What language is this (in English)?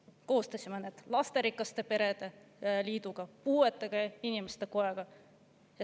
Estonian